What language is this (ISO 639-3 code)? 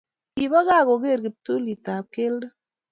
kln